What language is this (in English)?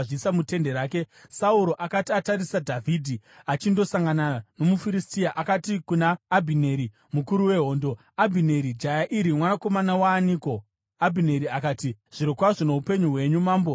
Shona